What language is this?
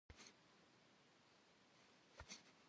Kabardian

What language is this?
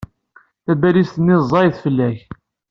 Kabyle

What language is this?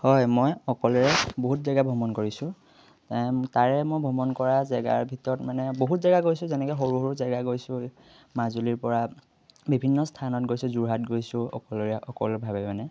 Assamese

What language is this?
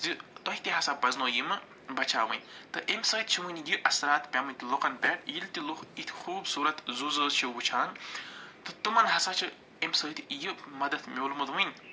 Kashmiri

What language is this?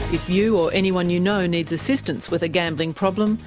English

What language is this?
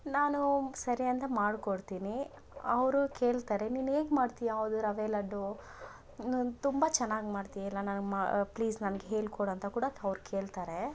Kannada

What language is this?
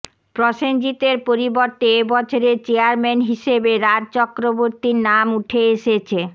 Bangla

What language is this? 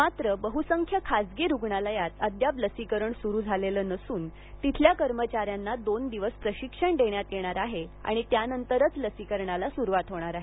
Marathi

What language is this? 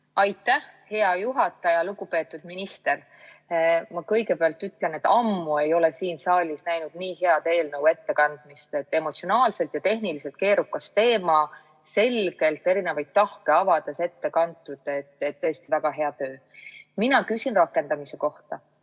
Estonian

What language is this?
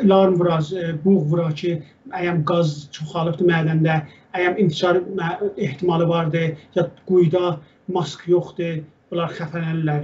Turkish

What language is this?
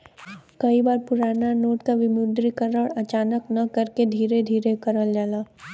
Bhojpuri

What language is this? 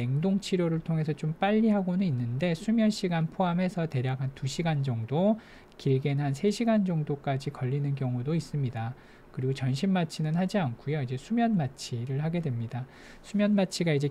Korean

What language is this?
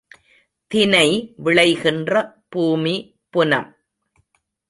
Tamil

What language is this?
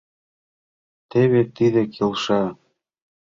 Mari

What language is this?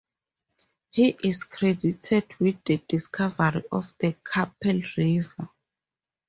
English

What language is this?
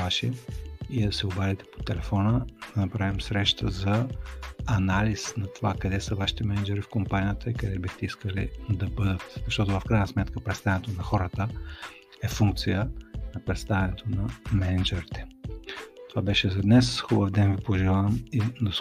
Bulgarian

